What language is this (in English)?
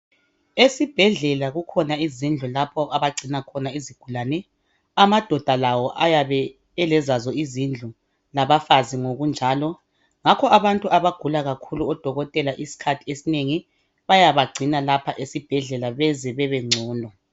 North Ndebele